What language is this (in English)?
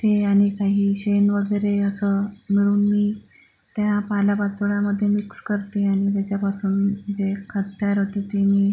Marathi